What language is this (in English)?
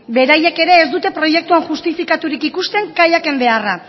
Basque